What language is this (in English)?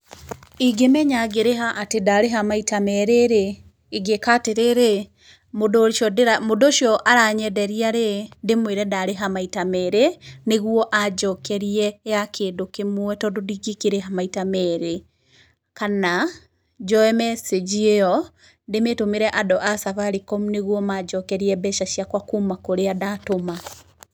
Kikuyu